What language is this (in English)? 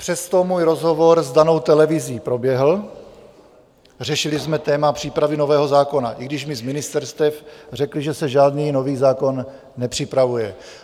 Czech